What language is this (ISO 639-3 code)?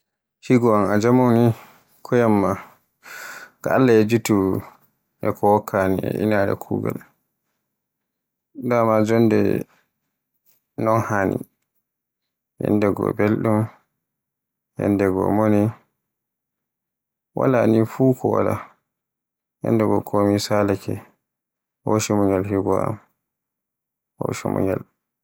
fue